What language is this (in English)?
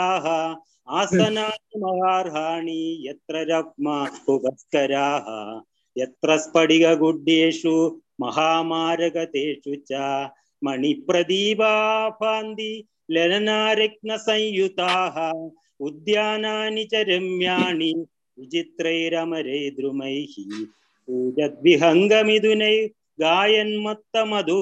Tamil